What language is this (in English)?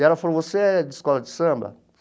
Portuguese